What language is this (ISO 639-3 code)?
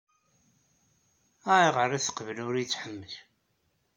kab